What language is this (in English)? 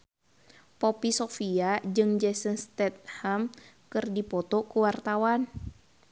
Sundanese